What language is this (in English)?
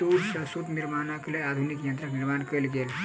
Maithili